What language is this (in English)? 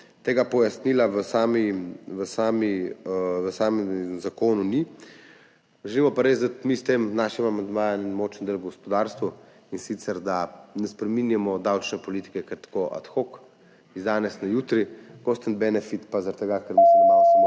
Slovenian